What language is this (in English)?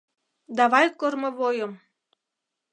Mari